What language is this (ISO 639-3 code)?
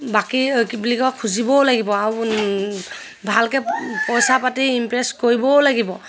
asm